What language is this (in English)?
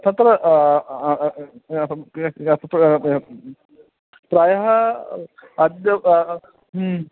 Sanskrit